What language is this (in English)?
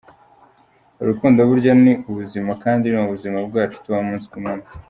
Kinyarwanda